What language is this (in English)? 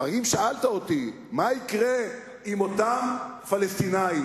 Hebrew